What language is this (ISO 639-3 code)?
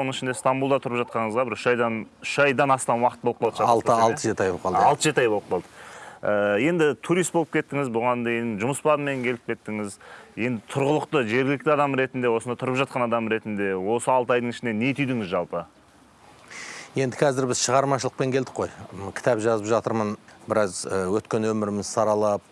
tur